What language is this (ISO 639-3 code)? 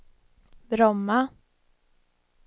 swe